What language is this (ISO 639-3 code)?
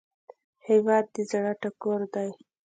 pus